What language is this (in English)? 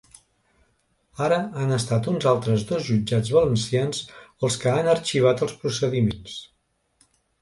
Catalan